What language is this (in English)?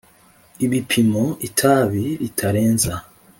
Kinyarwanda